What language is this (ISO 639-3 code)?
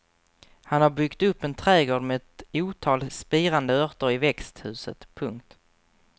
swe